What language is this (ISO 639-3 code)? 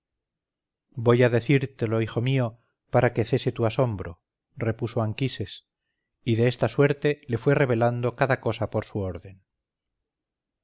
spa